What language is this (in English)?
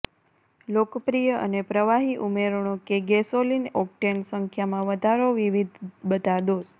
Gujarati